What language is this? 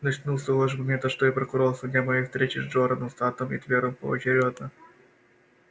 Russian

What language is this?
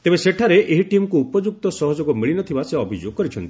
Odia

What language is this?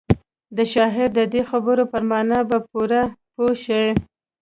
Pashto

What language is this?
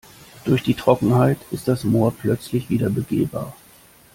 German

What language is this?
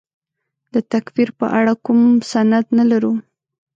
Pashto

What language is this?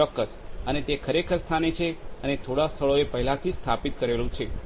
Gujarati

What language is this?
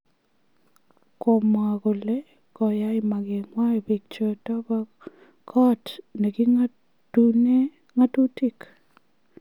Kalenjin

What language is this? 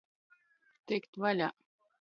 Latgalian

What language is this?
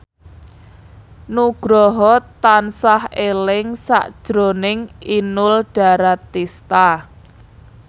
Javanese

